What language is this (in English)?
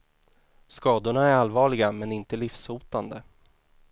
Swedish